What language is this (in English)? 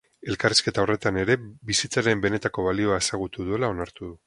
Basque